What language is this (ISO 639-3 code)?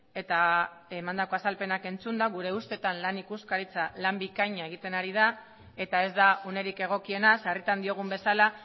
eus